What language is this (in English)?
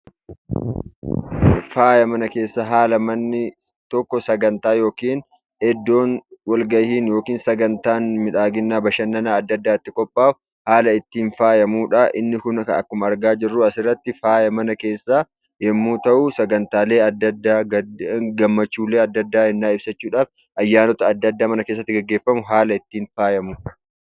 Oromo